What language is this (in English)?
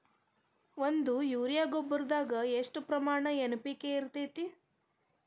Kannada